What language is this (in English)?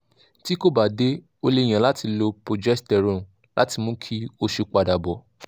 Yoruba